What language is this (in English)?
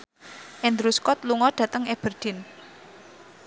Javanese